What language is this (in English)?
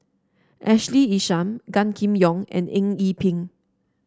English